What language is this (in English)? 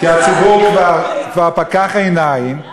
Hebrew